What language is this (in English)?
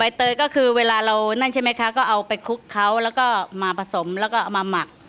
Thai